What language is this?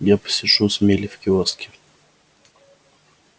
Russian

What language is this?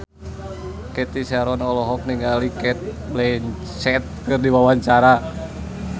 Sundanese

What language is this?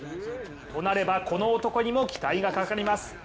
Japanese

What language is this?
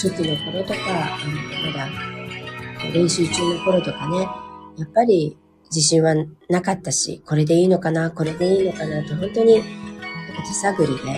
Japanese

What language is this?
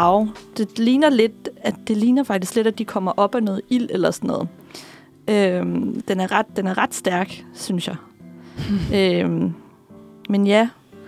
Danish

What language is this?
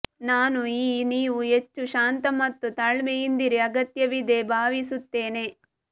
Kannada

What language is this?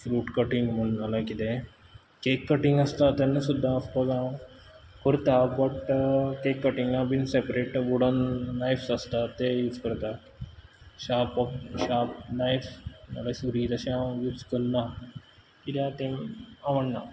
Konkani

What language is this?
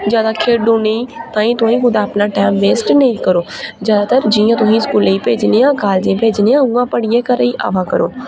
Dogri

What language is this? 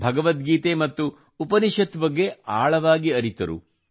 Kannada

